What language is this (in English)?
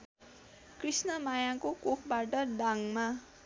Nepali